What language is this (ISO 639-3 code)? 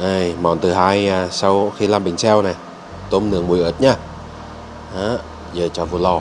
vie